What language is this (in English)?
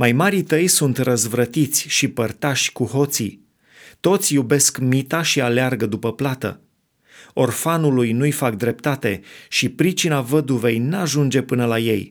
Romanian